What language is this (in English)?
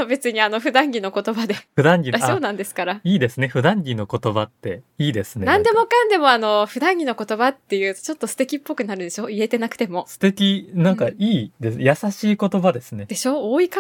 Japanese